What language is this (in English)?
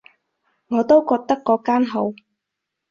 Cantonese